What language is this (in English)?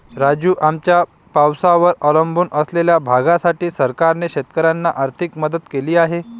Marathi